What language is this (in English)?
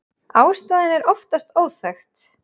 Icelandic